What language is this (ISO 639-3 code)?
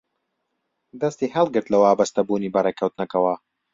ckb